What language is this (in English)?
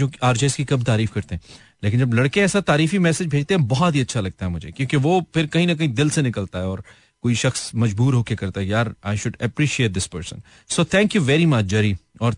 Hindi